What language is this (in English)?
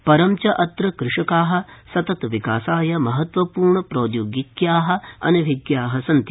Sanskrit